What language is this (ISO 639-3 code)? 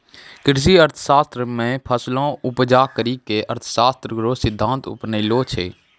mai